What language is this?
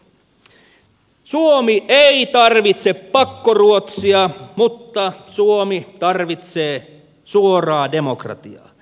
Finnish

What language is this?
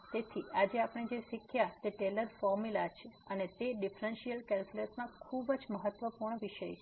Gujarati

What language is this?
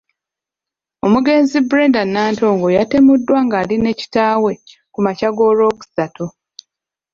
Ganda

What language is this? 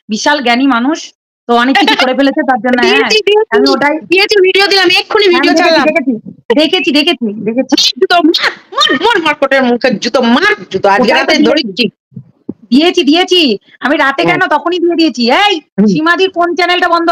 Bangla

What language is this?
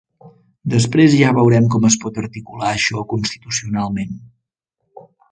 Catalan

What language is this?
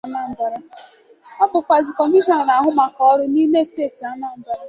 Igbo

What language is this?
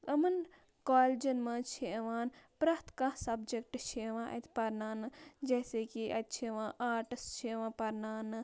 Kashmiri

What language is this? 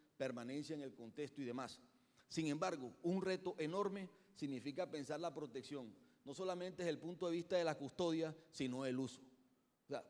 Spanish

